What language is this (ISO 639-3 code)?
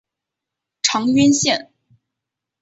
zho